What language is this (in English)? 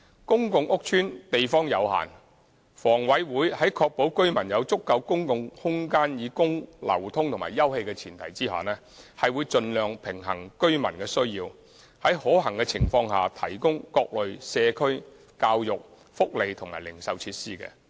Cantonese